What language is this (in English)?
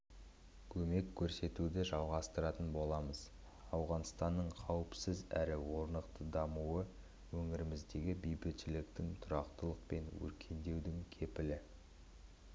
Kazakh